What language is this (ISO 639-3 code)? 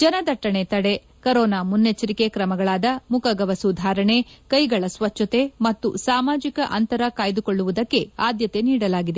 kan